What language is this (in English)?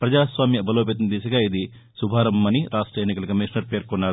Telugu